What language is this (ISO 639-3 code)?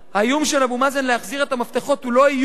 heb